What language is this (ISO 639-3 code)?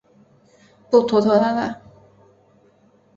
zho